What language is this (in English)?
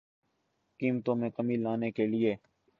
Urdu